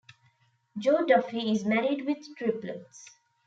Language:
English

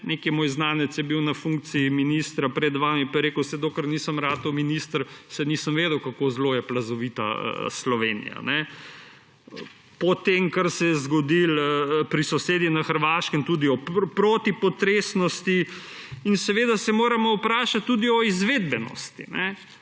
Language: Slovenian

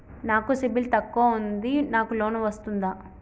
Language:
Telugu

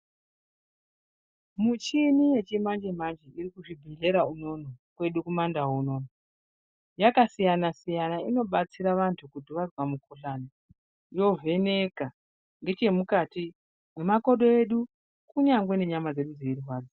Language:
Ndau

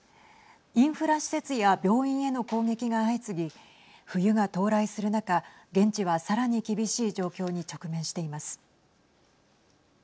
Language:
Japanese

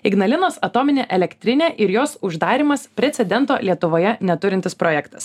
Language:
Lithuanian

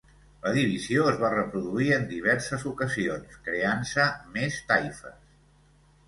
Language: Catalan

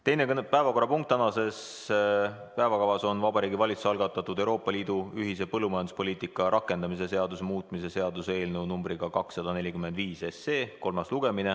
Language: Estonian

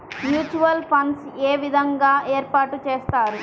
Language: Telugu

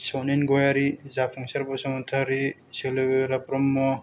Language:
Bodo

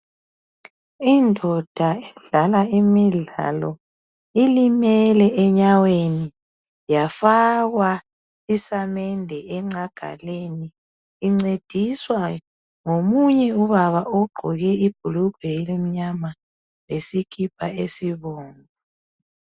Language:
North Ndebele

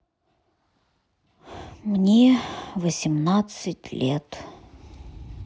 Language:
Russian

